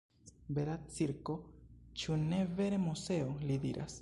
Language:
Esperanto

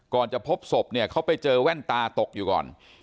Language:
Thai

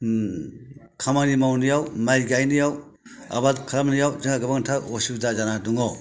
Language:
Bodo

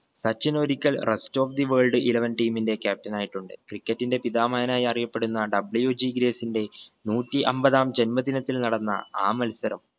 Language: Malayalam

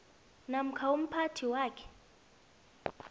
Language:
South Ndebele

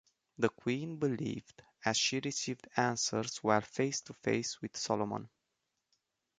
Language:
English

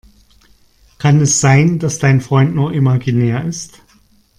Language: German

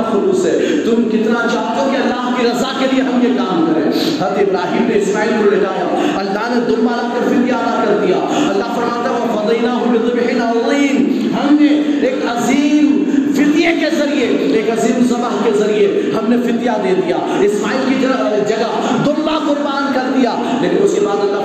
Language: Urdu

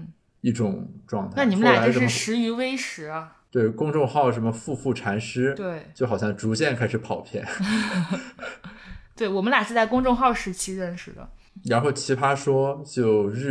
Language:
Chinese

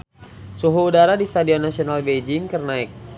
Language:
Sundanese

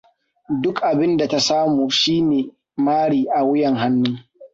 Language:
Hausa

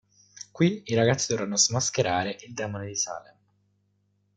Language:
Italian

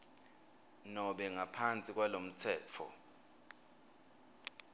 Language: Swati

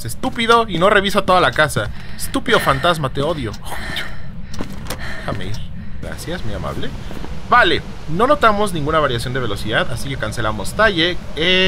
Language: Spanish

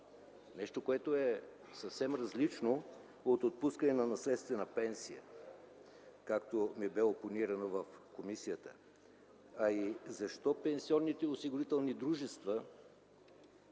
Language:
Bulgarian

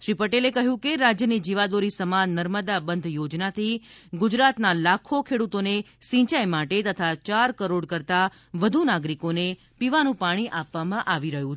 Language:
Gujarati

